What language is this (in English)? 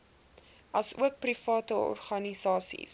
Afrikaans